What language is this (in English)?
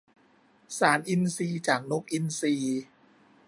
Thai